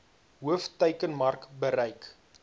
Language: Afrikaans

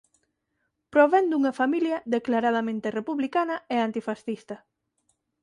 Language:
Galician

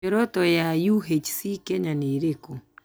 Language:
Kikuyu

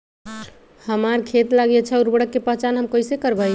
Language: Magahi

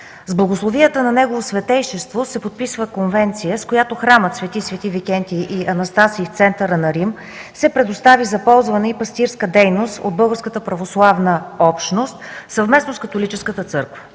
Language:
Bulgarian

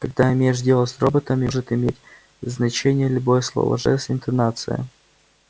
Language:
Russian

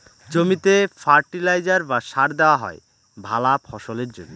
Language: Bangla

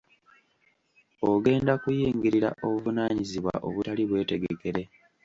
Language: Ganda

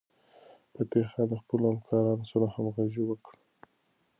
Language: Pashto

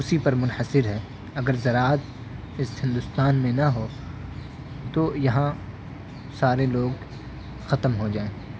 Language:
Urdu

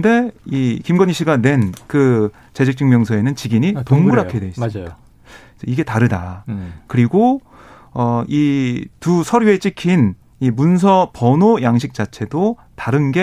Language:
Korean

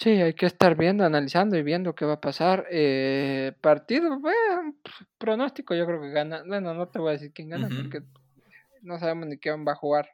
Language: Spanish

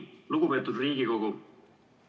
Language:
Estonian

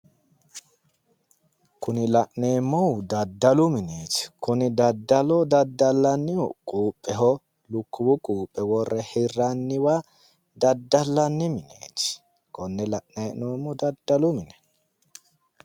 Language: Sidamo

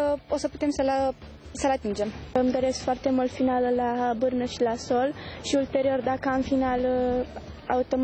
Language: Romanian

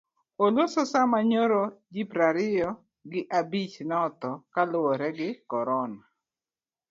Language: Luo (Kenya and Tanzania)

